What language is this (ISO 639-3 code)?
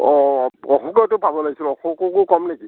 asm